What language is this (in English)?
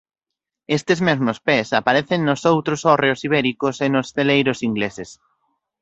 Galician